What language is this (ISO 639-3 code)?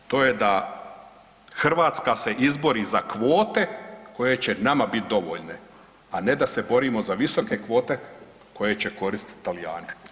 hrv